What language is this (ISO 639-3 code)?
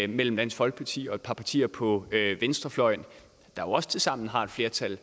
dan